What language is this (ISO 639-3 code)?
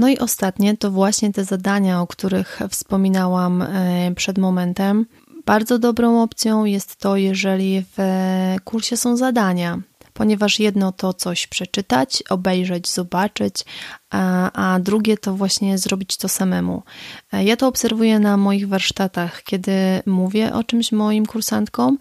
pol